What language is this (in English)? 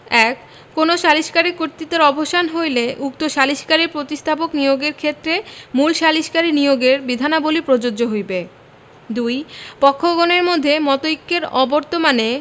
Bangla